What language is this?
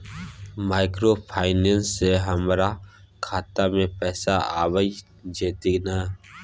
Maithili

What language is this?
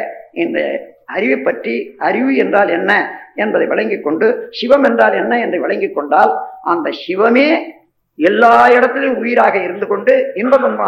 Tamil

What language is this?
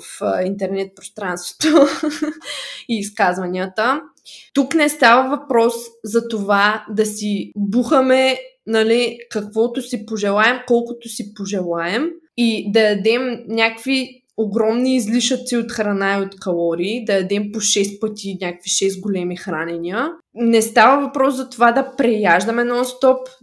Bulgarian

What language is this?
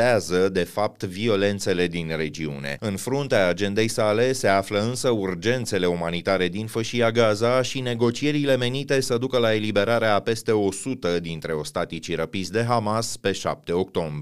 Romanian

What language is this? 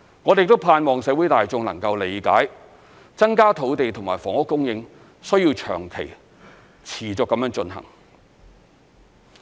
Cantonese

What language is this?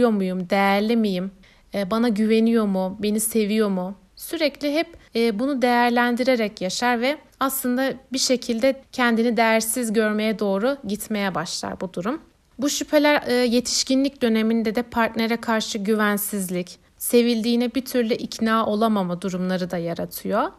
Turkish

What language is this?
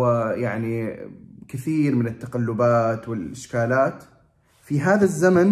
Arabic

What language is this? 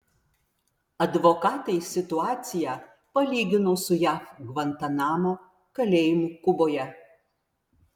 Lithuanian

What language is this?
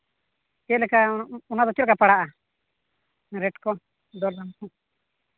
Santali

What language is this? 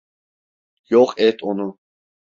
Turkish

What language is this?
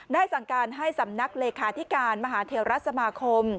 Thai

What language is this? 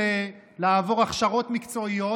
Hebrew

